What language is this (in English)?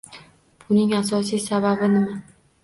Uzbek